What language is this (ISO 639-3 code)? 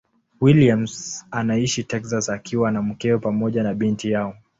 swa